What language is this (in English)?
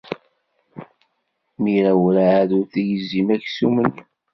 Kabyle